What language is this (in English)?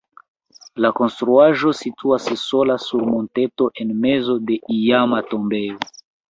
Esperanto